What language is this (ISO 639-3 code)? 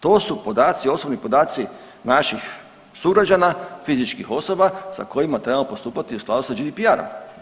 hrv